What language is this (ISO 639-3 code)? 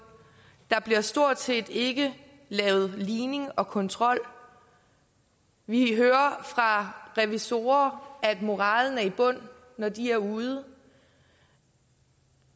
dan